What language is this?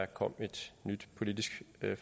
Danish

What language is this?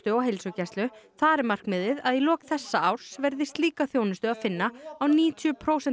Icelandic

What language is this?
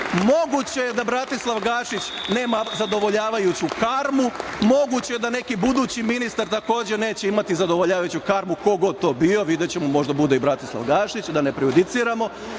Serbian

